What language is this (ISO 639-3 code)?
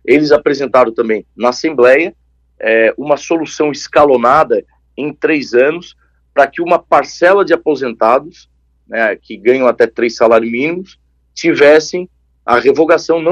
por